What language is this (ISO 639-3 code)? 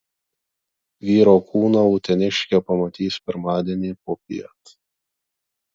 lit